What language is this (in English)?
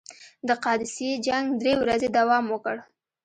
Pashto